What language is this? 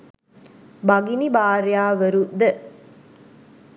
Sinhala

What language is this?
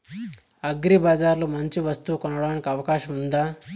Telugu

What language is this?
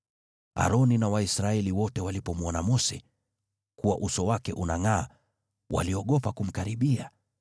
Swahili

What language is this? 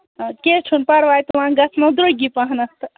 Kashmiri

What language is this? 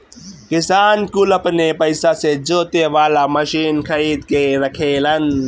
Bhojpuri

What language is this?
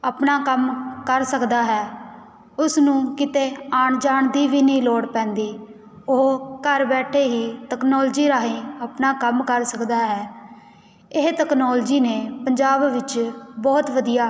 Punjabi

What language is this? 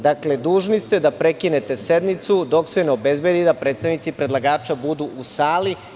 Serbian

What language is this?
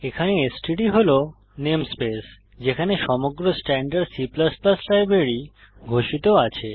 Bangla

